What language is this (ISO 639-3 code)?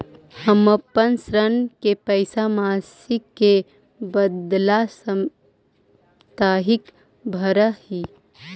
mag